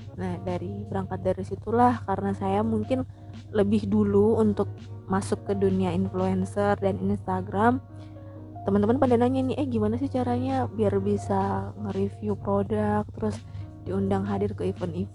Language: Indonesian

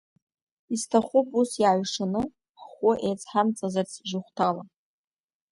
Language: Abkhazian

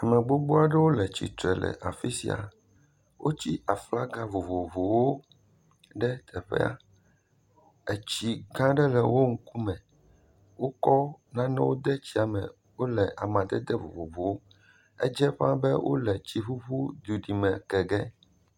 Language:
Ewe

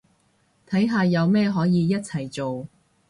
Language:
Cantonese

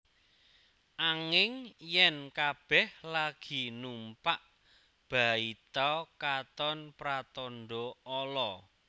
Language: Javanese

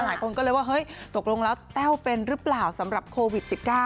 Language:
Thai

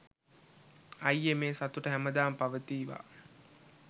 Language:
Sinhala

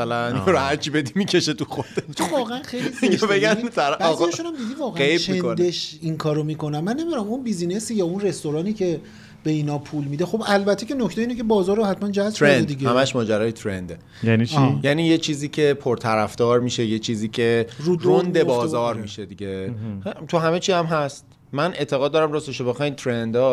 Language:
Persian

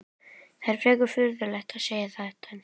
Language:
Icelandic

